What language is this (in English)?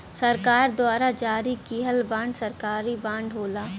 Bhojpuri